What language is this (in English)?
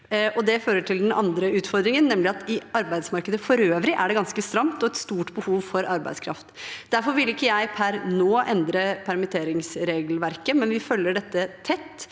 Norwegian